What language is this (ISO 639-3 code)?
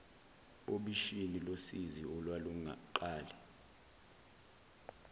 zul